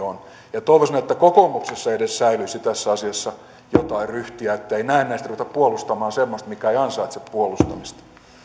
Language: Finnish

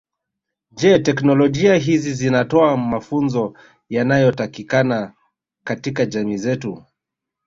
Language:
Swahili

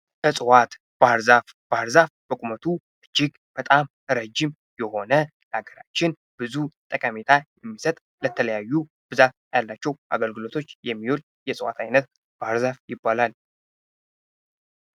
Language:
Amharic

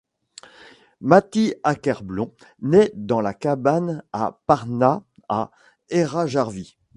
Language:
French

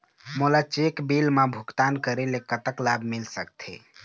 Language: Chhattisgarhi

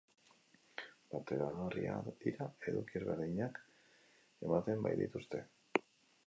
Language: Basque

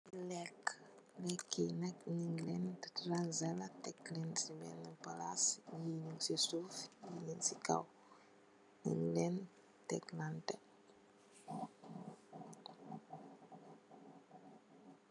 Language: Wolof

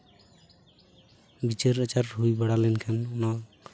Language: Santali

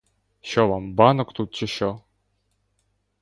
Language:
Ukrainian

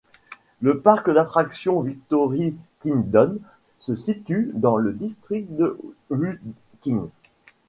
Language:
French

